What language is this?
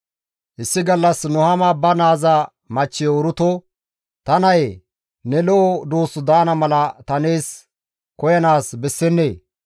Gamo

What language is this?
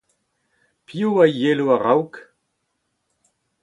Breton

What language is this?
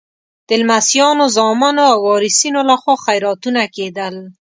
Pashto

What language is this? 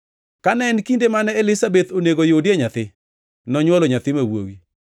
Luo (Kenya and Tanzania)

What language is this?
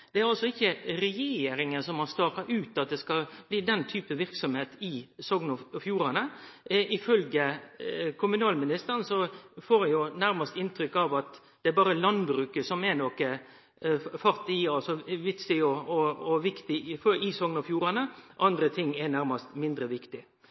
Norwegian Nynorsk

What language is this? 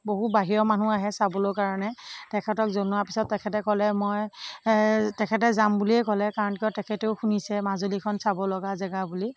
Assamese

